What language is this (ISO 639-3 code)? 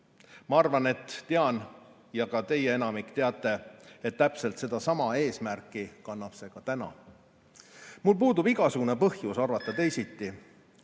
est